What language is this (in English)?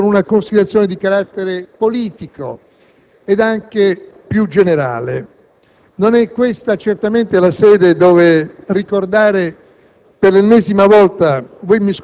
Italian